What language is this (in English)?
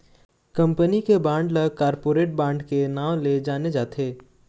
Chhattisgarhi